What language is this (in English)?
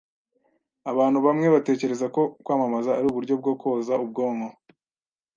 Kinyarwanda